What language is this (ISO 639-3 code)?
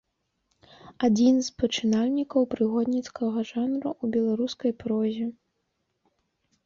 bel